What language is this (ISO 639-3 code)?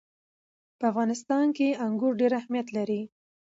pus